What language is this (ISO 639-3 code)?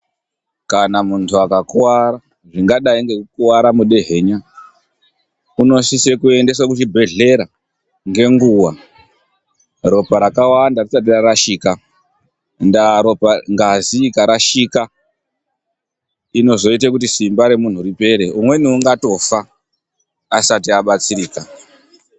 ndc